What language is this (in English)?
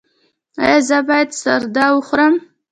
Pashto